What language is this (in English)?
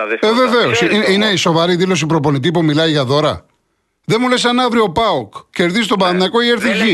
Greek